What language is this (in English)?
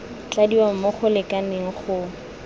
Tswana